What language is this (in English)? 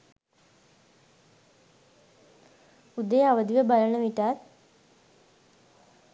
Sinhala